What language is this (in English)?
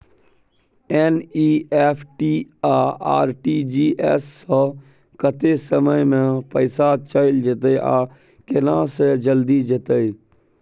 Maithili